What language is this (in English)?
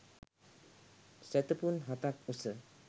Sinhala